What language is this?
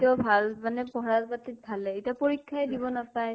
Assamese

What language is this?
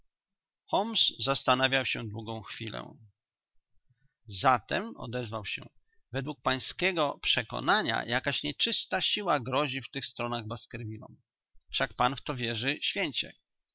Polish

